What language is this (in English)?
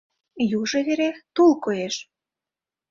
Mari